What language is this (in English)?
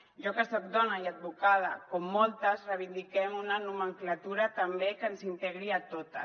Catalan